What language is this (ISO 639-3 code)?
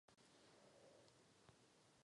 ces